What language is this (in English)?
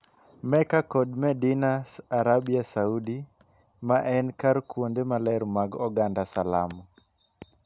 Luo (Kenya and Tanzania)